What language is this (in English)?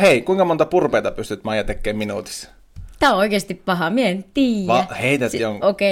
Finnish